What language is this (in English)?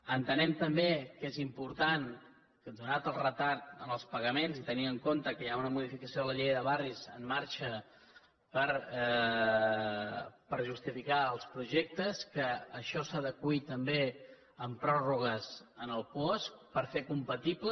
Catalan